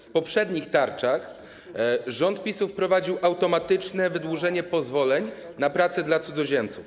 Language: Polish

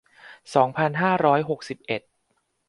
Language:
Thai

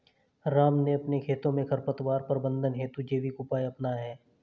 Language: Hindi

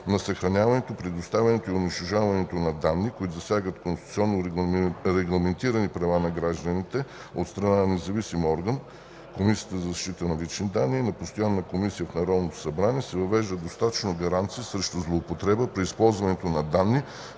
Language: Bulgarian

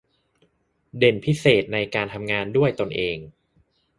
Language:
Thai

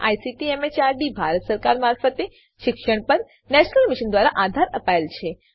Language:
Gujarati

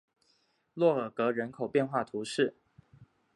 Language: Chinese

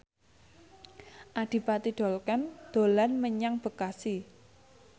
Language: Javanese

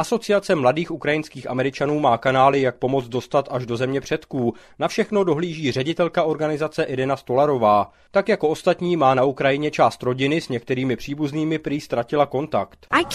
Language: Czech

